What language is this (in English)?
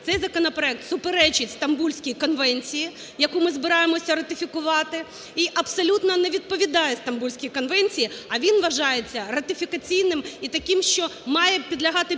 Ukrainian